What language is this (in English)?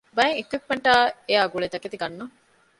Divehi